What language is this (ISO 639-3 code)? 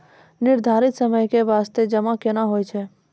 mai